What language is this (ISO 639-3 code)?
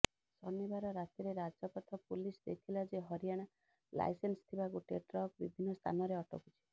ori